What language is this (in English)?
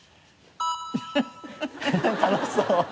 Japanese